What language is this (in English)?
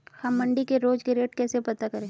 Hindi